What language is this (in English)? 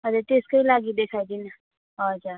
Nepali